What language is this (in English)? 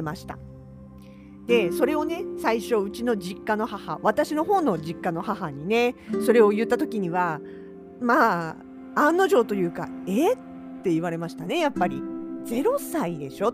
Japanese